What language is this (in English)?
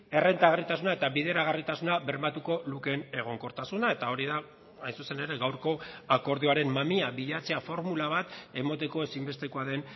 Basque